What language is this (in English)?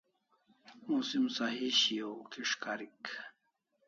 Kalasha